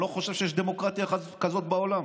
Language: Hebrew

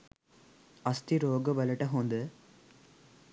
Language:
Sinhala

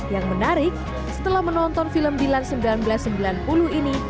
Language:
Indonesian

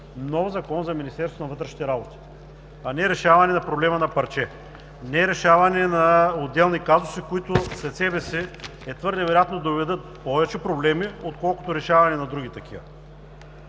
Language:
Bulgarian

